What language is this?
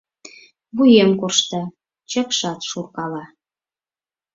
Mari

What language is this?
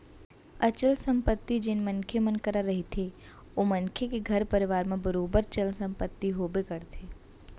Chhattisgarhi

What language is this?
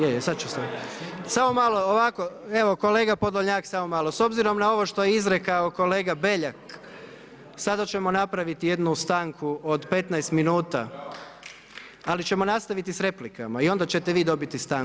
Croatian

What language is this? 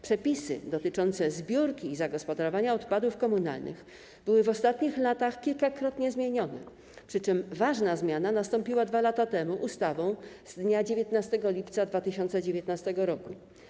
Polish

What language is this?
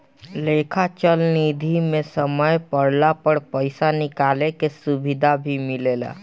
Bhojpuri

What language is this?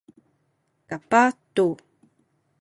Sakizaya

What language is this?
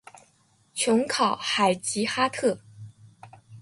Chinese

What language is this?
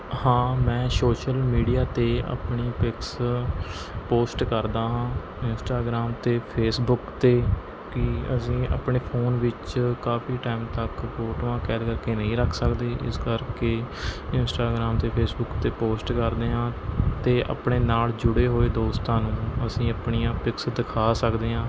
Punjabi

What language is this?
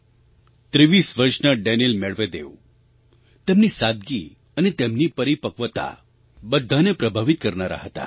Gujarati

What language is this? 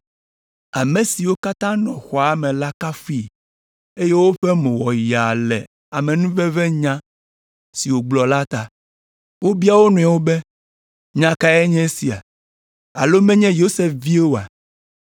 Ewe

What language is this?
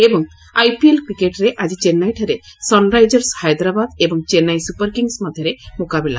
Odia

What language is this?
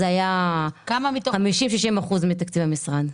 Hebrew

